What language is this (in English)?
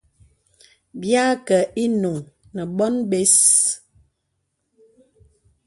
Bebele